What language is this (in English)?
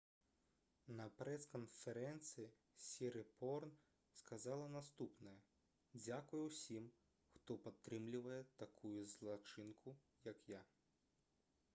Belarusian